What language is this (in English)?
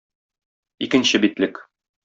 Tatar